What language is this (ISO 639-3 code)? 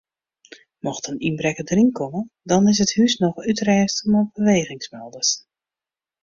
fry